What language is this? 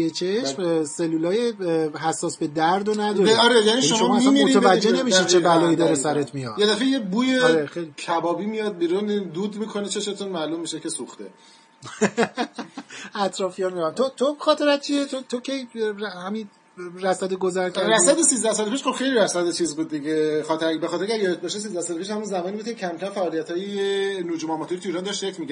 Persian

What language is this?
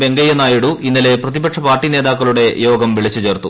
Malayalam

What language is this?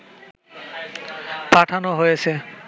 Bangla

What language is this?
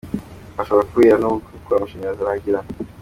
Kinyarwanda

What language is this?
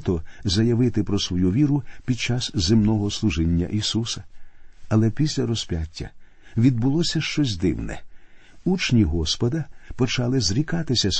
Ukrainian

